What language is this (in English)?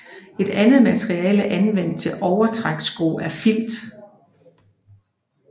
Danish